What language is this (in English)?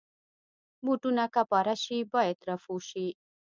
Pashto